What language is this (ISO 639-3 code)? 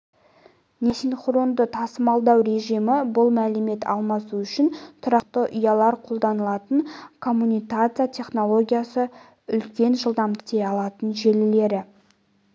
kaz